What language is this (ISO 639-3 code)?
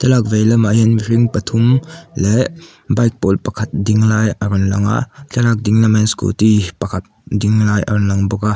lus